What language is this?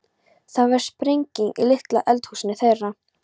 Icelandic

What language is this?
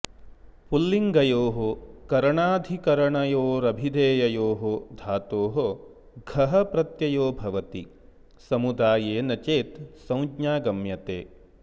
Sanskrit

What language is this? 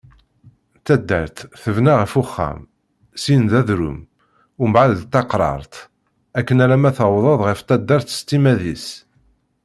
Kabyle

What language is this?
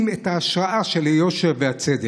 Hebrew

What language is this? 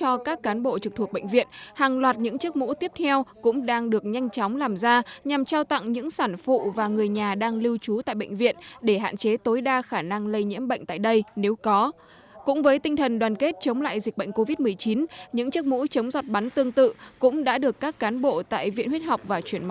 Vietnamese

